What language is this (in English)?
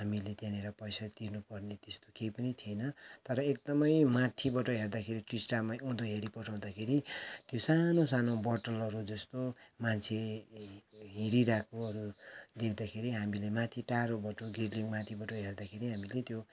Nepali